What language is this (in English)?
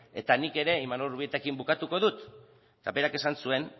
Basque